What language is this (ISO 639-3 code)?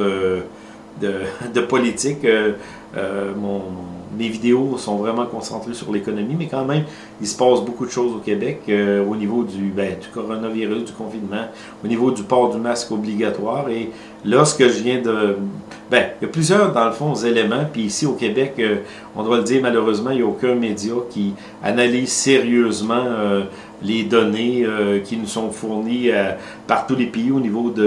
fra